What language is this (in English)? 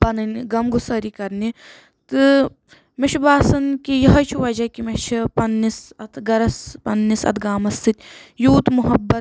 Kashmiri